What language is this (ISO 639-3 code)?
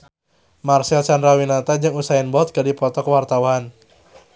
sun